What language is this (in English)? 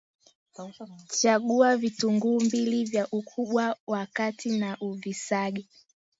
Swahili